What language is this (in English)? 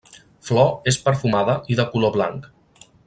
Catalan